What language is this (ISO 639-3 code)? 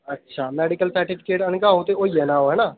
doi